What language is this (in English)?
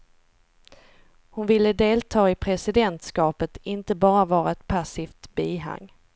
Swedish